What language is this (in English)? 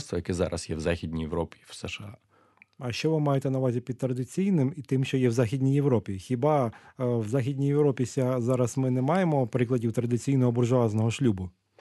Ukrainian